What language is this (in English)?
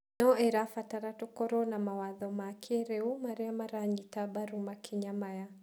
Kikuyu